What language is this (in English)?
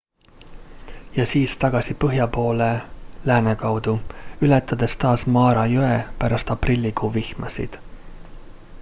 Estonian